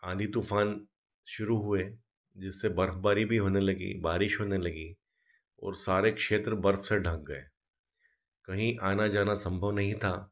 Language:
Hindi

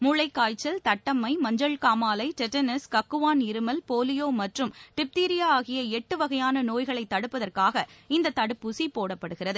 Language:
Tamil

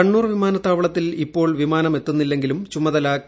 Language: Malayalam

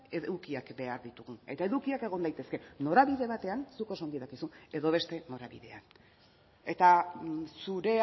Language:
Basque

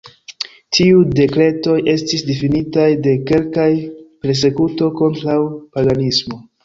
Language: Esperanto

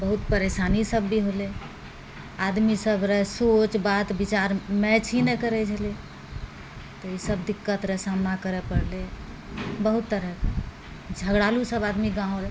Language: Maithili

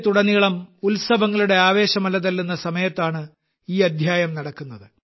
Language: Malayalam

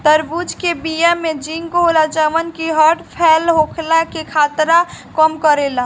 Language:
Bhojpuri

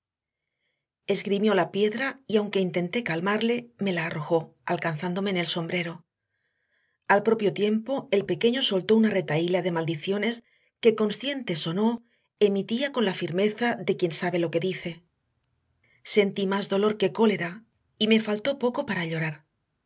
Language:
Spanish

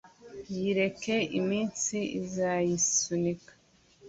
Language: Kinyarwanda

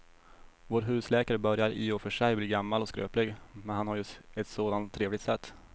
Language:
Swedish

